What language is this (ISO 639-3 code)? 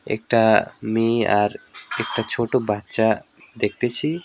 ben